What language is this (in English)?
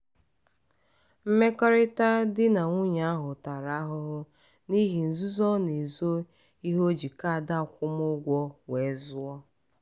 Igbo